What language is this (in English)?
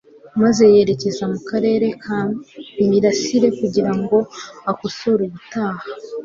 Kinyarwanda